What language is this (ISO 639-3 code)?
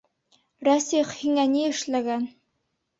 bak